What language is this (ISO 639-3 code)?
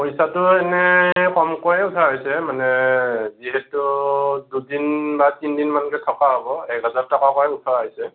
asm